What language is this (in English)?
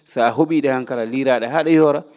Fula